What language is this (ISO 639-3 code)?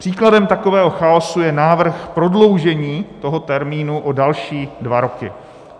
ces